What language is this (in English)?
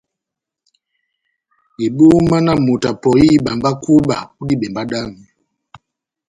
Batanga